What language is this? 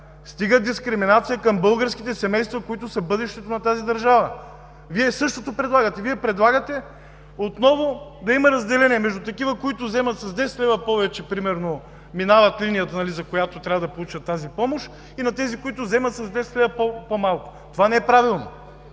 Bulgarian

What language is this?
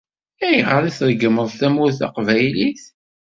Kabyle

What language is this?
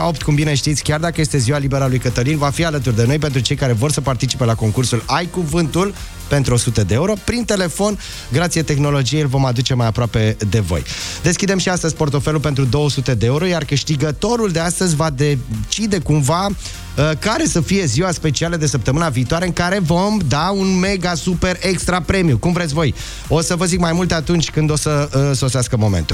Romanian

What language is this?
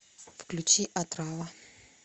Russian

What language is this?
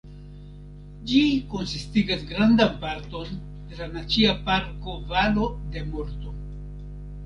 Esperanto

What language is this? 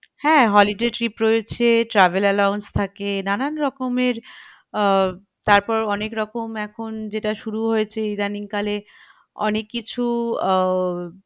Bangla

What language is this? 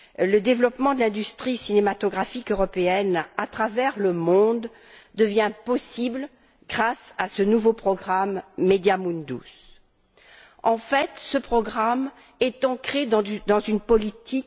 French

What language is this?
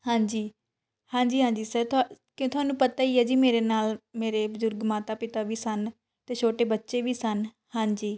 Punjabi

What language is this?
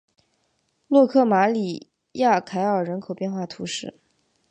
Chinese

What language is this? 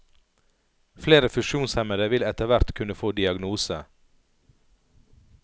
Norwegian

